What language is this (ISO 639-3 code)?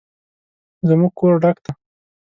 pus